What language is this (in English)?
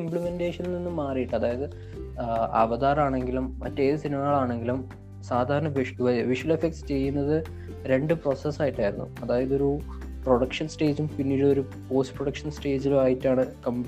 Malayalam